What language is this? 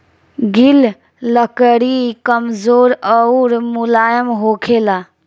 Bhojpuri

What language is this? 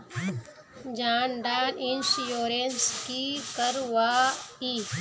Magahi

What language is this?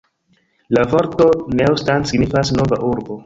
Esperanto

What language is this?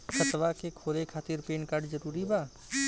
Bhojpuri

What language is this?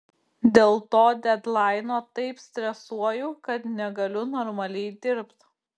Lithuanian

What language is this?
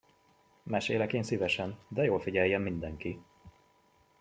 Hungarian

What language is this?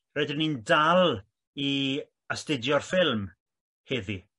Welsh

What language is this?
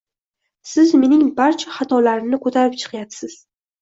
Uzbek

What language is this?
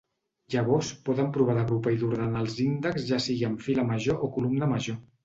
Catalan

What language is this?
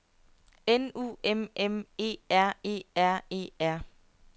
Danish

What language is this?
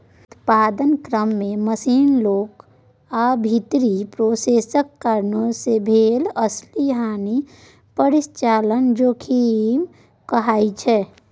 Maithili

